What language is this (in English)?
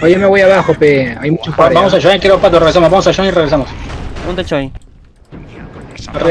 Spanish